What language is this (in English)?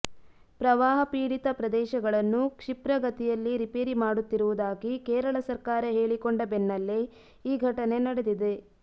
Kannada